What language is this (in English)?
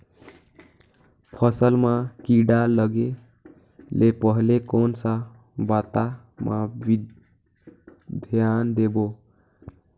Chhattisgarhi